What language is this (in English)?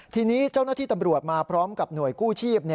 Thai